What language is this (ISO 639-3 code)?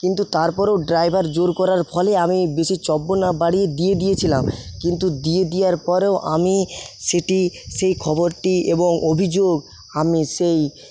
ben